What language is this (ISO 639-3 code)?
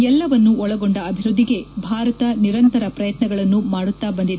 kan